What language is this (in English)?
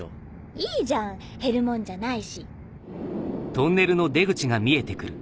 Japanese